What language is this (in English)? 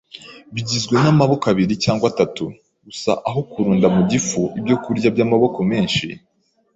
Kinyarwanda